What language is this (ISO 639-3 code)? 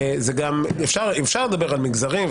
heb